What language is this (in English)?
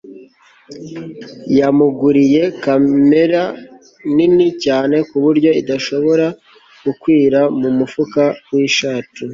Kinyarwanda